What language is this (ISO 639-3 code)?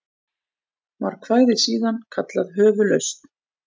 isl